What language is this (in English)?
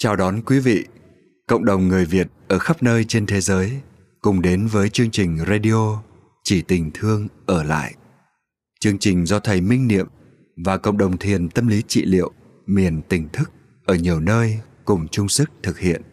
Vietnamese